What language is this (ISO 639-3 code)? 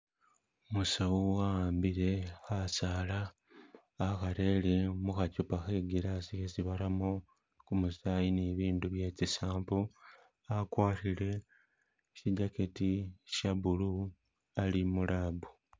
myx